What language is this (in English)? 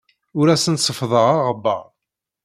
Kabyle